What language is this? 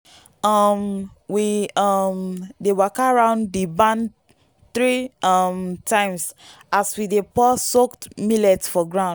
Nigerian Pidgin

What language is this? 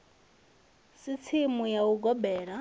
Venda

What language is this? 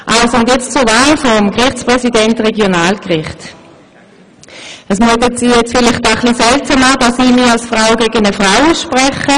Swiss German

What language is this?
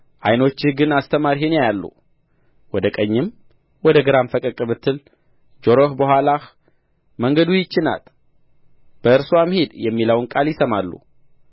Amharic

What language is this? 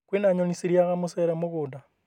Kikuyu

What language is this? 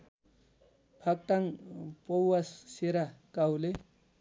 Nepali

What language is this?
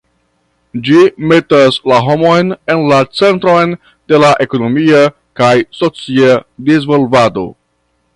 Esperanto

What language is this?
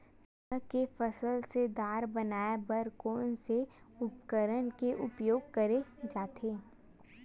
Chhattisgarhi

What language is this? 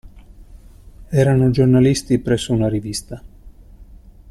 Italian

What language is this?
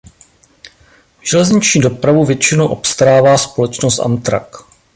Czech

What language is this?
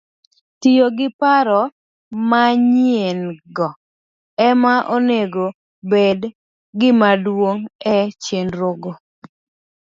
Luo (Kenya and Tanzania)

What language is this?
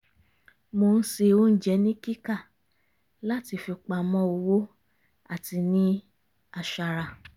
Yoruba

